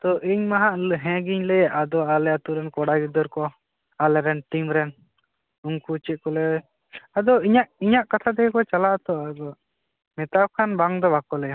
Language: Santali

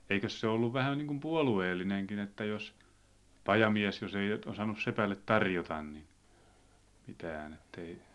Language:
Finnish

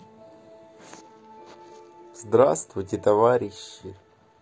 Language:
Russian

